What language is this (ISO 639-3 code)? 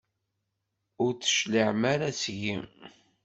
kab